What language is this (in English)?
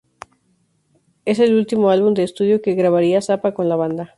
Spanish